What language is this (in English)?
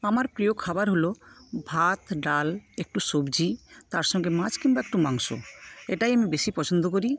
Bangla